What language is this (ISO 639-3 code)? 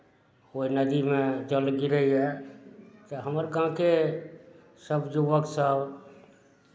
mai